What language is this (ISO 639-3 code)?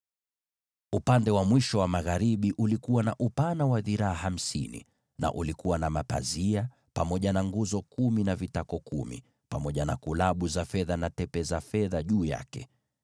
swa